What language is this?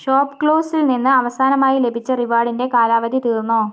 Malayalam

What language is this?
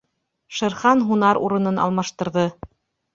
Bashkir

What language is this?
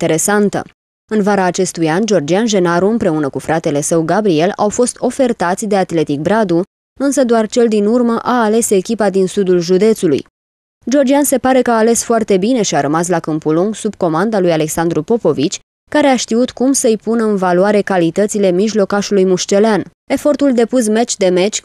Romanian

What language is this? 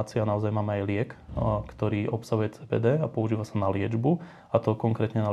Slovak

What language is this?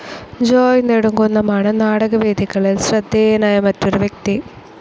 Malayalam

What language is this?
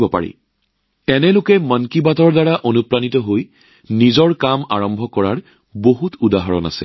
Assamese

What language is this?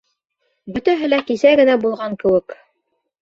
Bashkir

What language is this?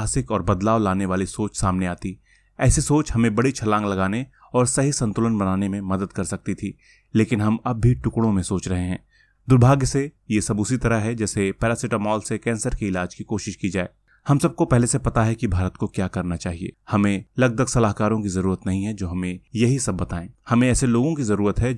Hindi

